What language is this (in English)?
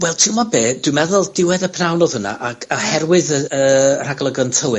Welsh